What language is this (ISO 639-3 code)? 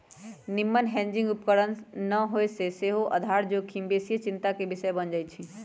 mag